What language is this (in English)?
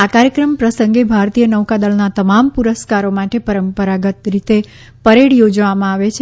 Gujarati